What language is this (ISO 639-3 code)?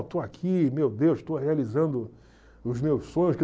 por